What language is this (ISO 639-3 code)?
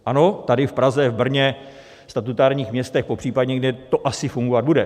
ces